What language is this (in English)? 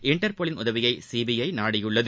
Tamil